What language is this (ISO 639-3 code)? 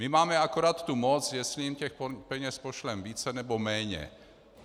ces